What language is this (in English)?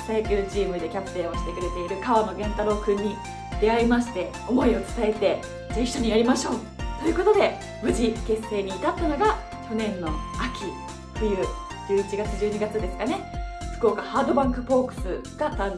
Japanese